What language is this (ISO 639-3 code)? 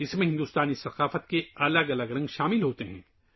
urd